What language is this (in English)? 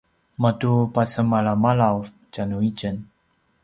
Paiwan